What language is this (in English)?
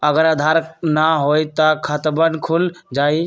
Magahi